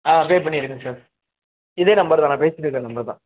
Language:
Tamil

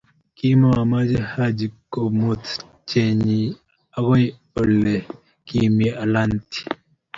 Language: Kalenjin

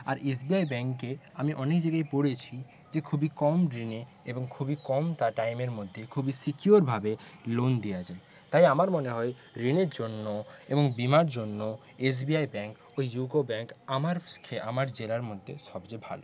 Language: Bangla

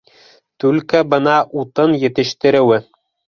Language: Bashkir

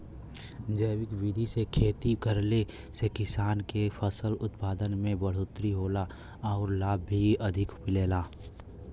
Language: Bhojpuri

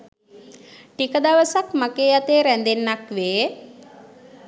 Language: Sinhala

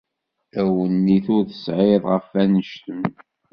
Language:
Kabyle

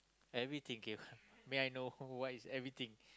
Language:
English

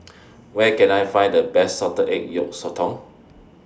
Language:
English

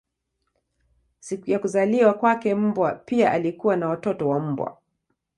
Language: Swahili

